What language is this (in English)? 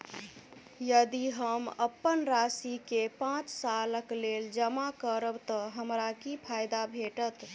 Maithili